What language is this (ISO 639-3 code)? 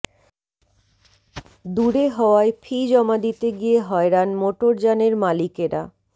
ben